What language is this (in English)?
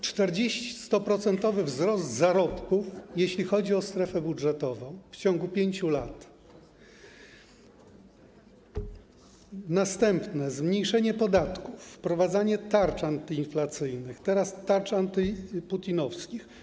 Polish